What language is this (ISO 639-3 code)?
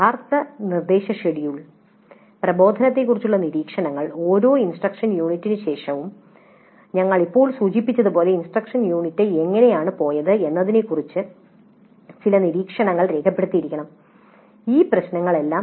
mal